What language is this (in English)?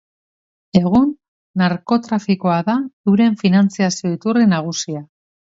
Basque